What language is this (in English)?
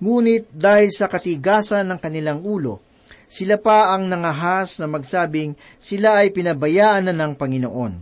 Filipino